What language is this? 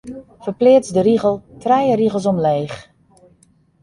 Western Frisian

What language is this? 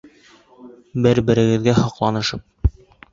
Bashkir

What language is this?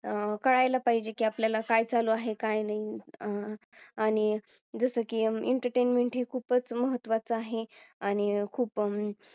Marathi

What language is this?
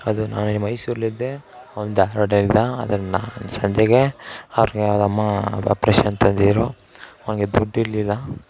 Kannada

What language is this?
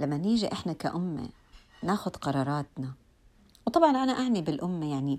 Arabic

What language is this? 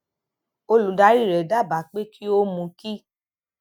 Yoruba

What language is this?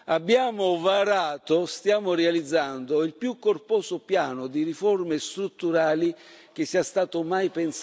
Italian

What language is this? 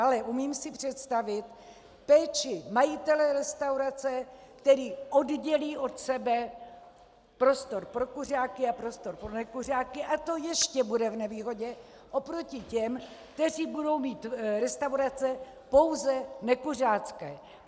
Czech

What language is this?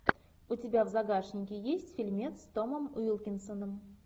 Russian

